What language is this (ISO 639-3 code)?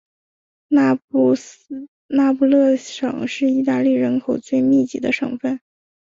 zho